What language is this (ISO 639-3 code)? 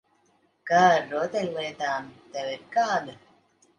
lav